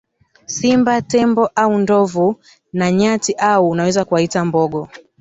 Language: Swahili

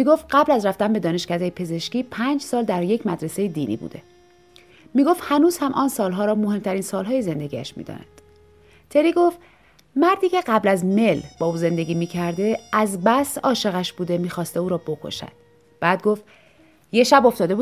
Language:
Persian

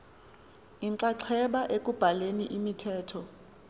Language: Xhosa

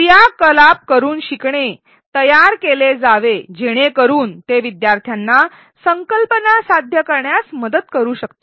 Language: Marathi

